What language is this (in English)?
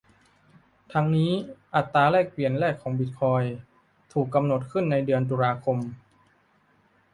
Thai